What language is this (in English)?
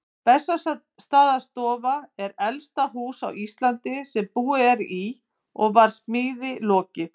Icelandic